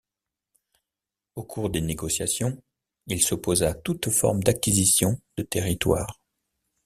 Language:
French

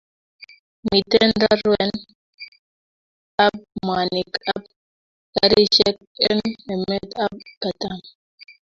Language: Kalenjin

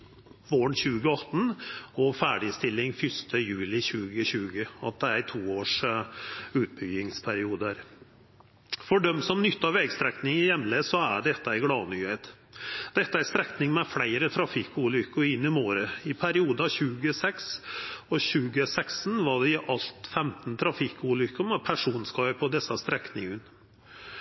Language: Norwegian Nynorsk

